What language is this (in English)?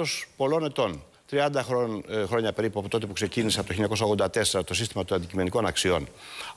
Greek